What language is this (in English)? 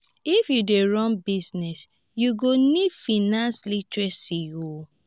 Nigerian Pidgin